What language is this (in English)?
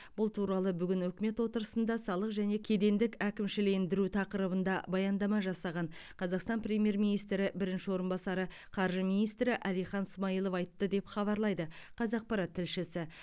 Kazakh